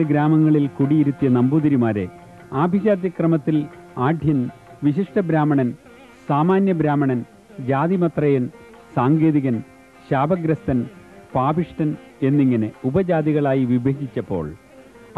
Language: Malayalam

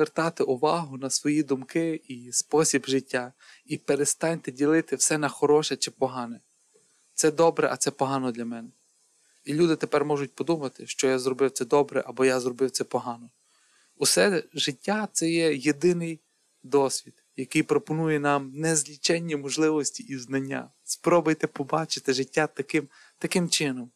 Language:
Ukrainian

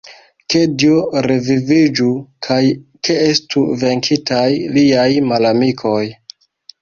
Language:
Esperanto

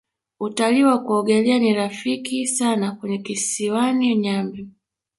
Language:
Swahili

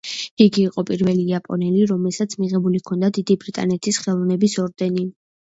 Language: Georgian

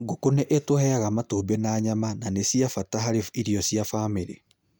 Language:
Kikuyu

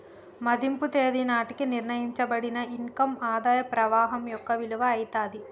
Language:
Telugu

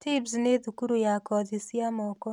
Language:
Kikuyu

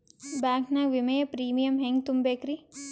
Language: Kannada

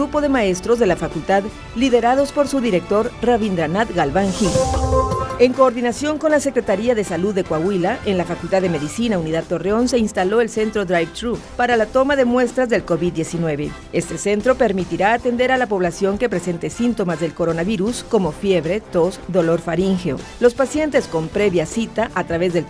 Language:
Spanish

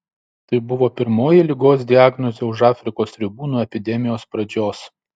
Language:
Lithuanian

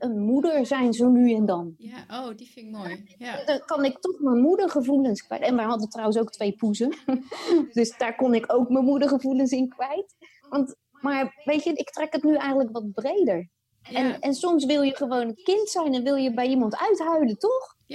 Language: Dutch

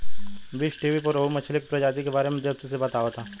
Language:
Bhojpuri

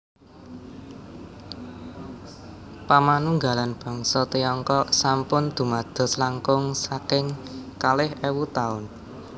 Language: Javanese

